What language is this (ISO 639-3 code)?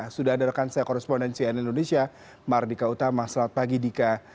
ind